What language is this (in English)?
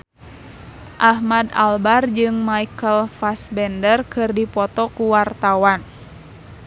Sundanese